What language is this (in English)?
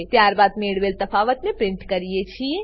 Gujarati